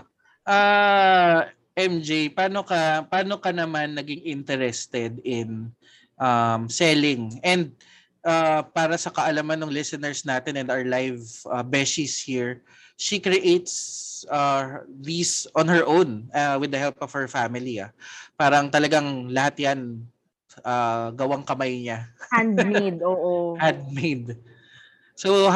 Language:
Filipino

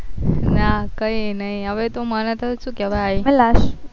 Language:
Gujarati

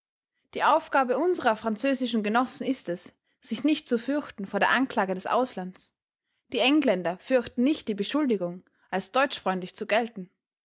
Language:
German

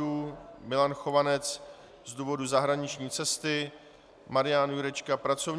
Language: Czech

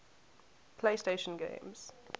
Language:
English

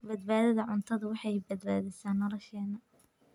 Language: Somali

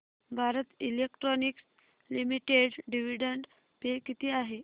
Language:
Marathi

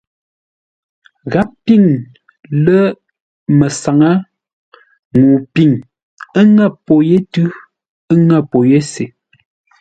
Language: Ngombale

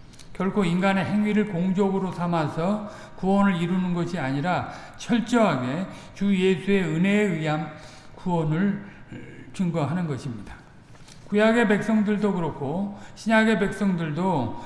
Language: Korean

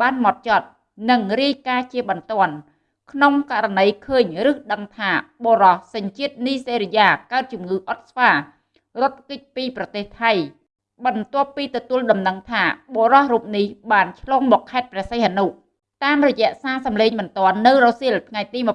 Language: Vietnamese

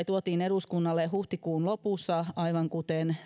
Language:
Finnish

